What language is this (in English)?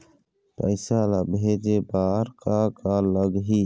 Chhattisgarhi